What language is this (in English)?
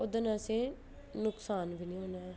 Dogri